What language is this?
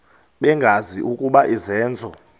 Xhosa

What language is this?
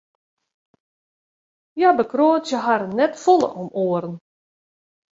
Western Frisian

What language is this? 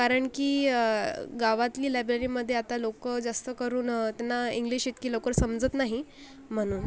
Marathi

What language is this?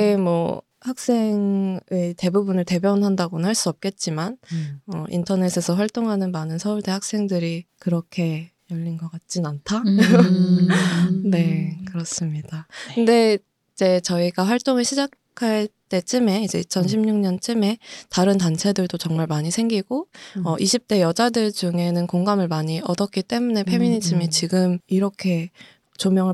Korean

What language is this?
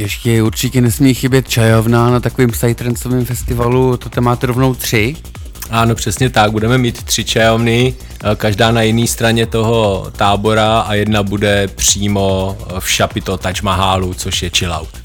Czech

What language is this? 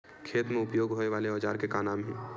Chhattisgarhi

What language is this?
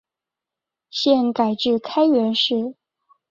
Chinese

